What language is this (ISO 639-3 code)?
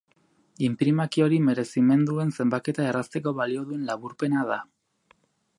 eus